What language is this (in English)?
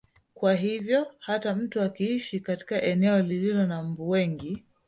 Swahili